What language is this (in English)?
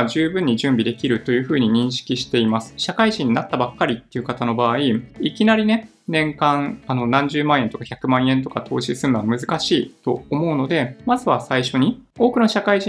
Japanese